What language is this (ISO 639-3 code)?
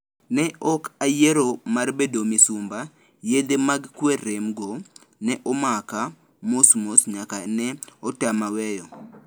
luo